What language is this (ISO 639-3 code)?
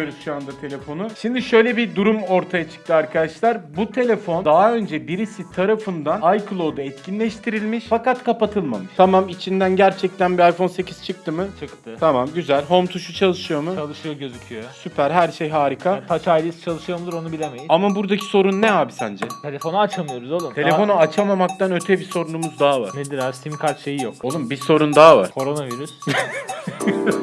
tur